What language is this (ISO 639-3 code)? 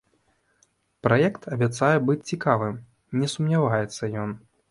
bel